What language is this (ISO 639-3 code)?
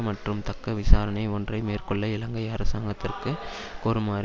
tam